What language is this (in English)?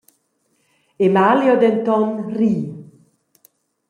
Romansh